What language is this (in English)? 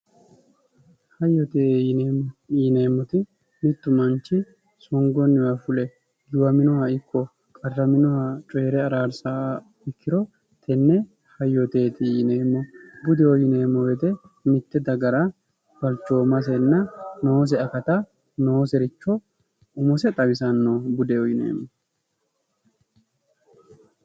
Sidamo